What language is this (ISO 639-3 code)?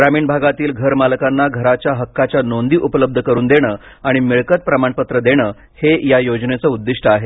mar